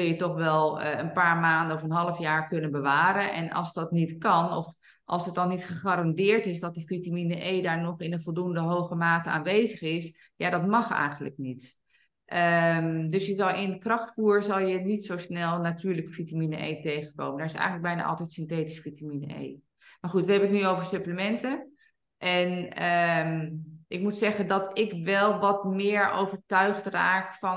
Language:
Dutch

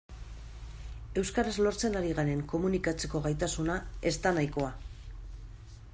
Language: Basque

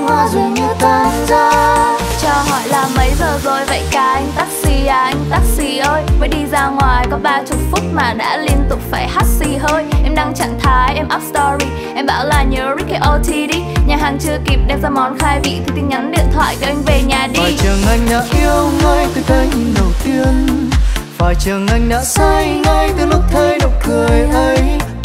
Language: Vietnamese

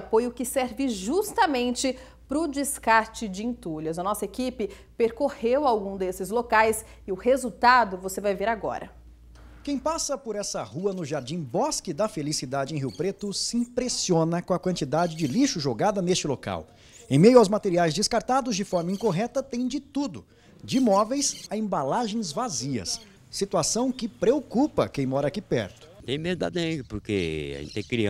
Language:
Portuguese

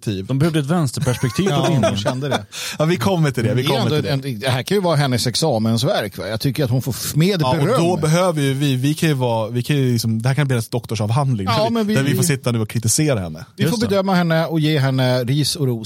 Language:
Swedish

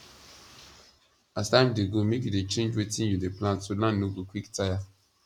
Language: Nigerian Pidgin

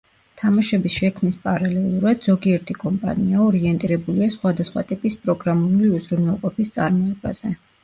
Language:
Georgian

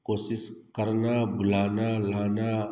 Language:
Hindi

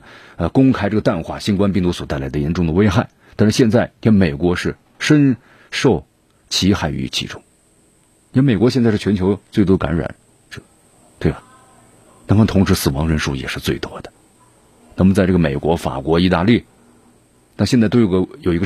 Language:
Chinese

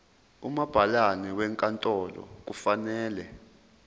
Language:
Zulu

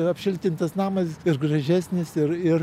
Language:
Lithuanian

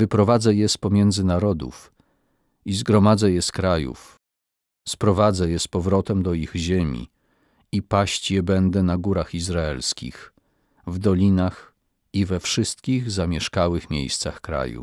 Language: Polish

